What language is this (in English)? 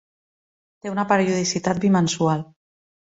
Catalan